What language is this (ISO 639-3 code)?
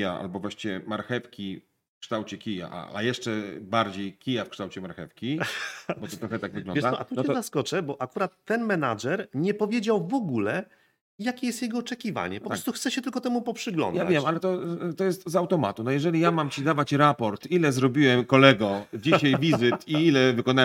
pol